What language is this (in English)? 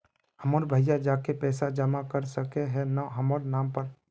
Magahi